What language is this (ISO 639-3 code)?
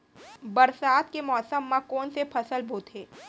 hne